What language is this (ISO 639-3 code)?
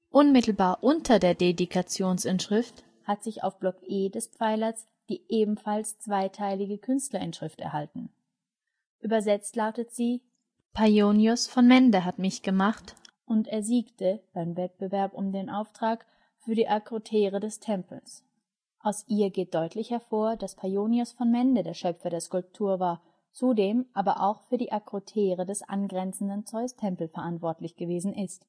deu